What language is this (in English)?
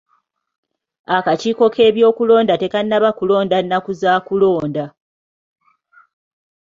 Ganda